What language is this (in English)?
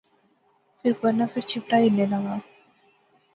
Pahari-Potwari